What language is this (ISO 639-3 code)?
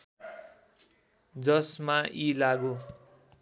nep